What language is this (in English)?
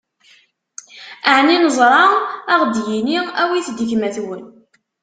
Kabyle